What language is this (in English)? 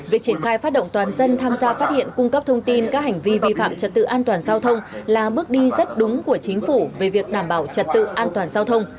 Vietnamese